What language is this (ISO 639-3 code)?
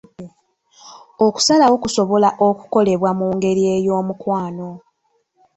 lug